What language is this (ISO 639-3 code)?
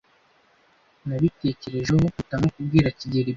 kin